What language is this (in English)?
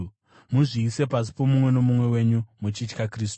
Shona